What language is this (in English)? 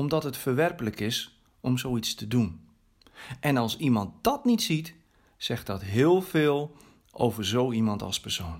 Dutch